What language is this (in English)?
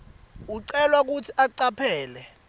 Swati